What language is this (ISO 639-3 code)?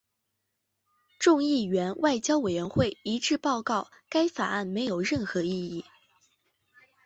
zho